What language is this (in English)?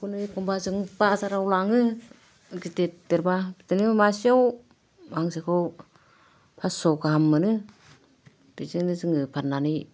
Bodo